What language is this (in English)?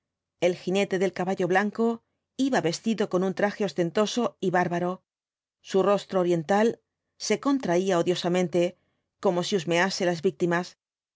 Spanish